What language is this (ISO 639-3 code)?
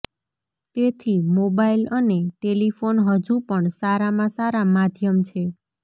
guj